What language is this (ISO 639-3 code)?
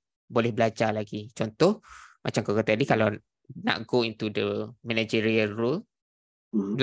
msa